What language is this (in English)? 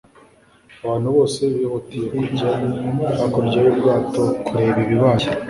Kinyarwanda